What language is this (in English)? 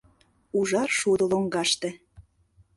Mari